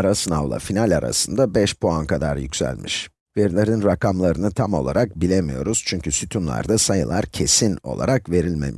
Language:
Turkish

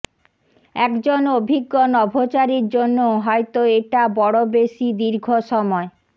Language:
Bangla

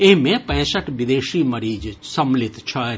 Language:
Maithili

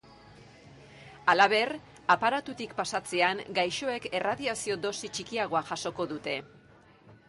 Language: Basque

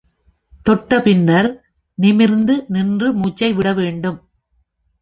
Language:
Tamil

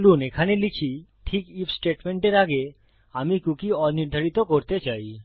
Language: Bangla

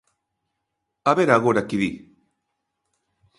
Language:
Galician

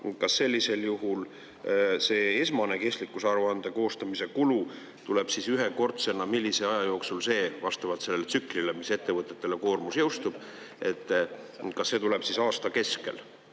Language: Estonian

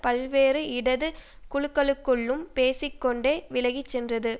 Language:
Tamil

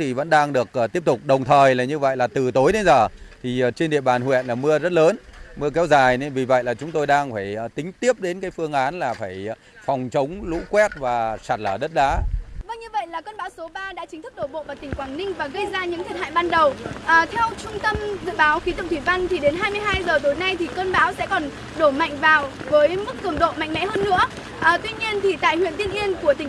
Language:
Vietnamese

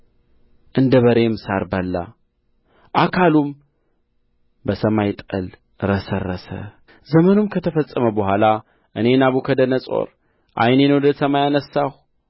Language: Amharic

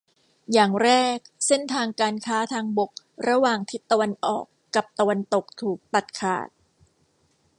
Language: Thai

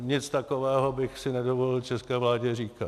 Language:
Czech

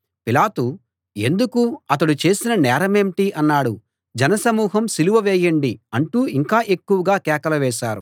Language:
Telugu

